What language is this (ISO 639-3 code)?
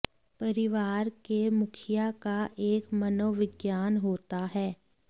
hin